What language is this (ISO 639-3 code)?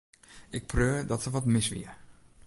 fry